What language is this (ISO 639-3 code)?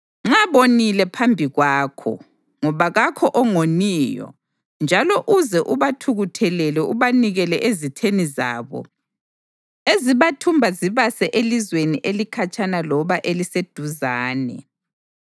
nde